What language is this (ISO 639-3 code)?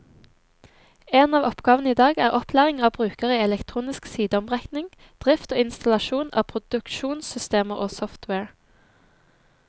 nor